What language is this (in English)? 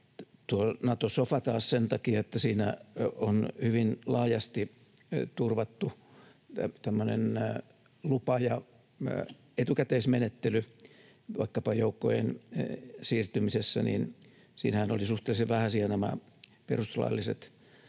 Finnish